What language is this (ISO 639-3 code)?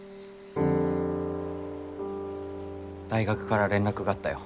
jpn